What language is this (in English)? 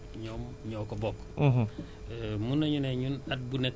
Wolof